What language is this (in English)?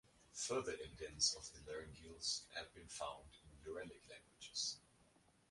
English